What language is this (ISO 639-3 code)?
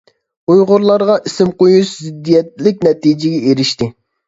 uig